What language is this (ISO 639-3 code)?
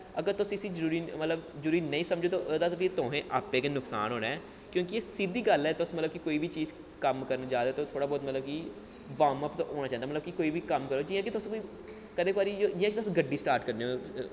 doi